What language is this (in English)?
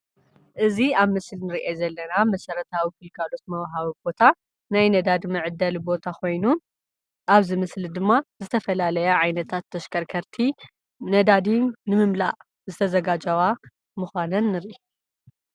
Tigrinya